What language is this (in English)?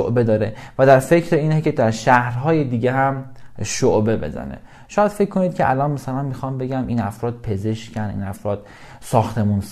Persian